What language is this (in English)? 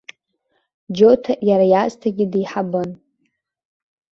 Abkhazian